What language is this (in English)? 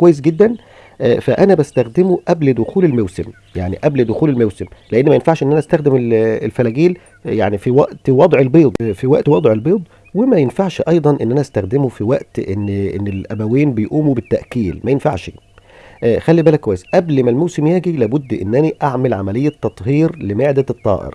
Arabic